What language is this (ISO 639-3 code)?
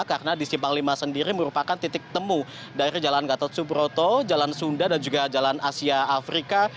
ind